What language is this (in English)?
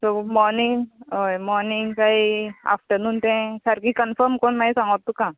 Konkani